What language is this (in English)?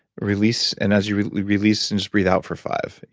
English